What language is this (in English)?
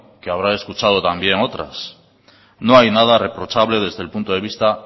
Spanish